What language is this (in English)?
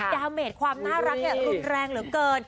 Thai